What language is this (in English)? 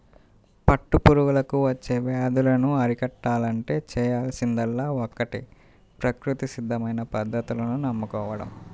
Telugu